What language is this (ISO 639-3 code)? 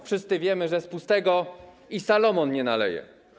pol